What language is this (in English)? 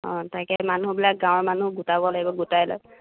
Assamese